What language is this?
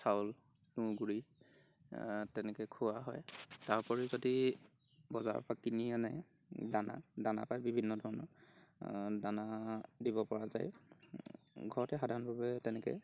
Assamese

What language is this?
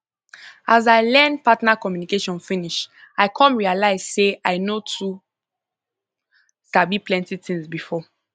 Nigerian Pidgin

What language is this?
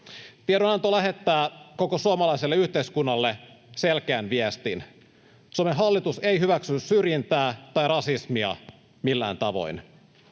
Finnish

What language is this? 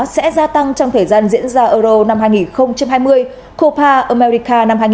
Vietnamese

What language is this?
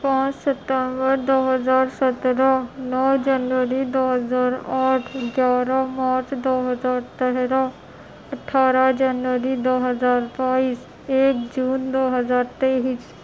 Urdu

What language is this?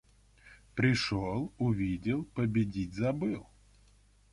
Russian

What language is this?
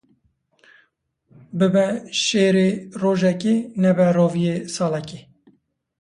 Kurdish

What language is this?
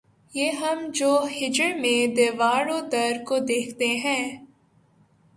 Urdu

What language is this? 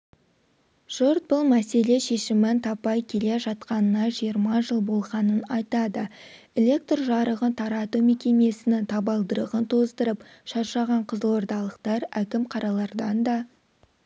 Kazakh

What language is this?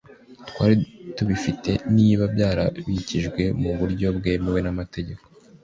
Kinyarwanda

